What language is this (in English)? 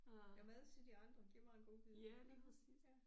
Danish